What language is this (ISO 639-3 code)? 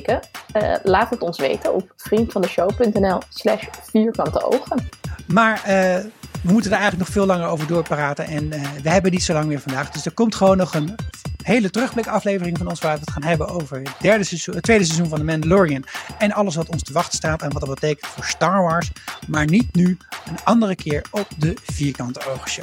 nld